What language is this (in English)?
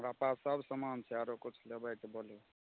Maithili